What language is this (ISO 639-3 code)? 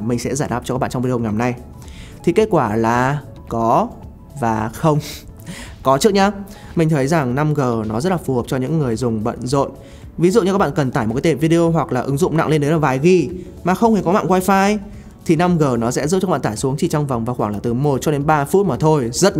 vie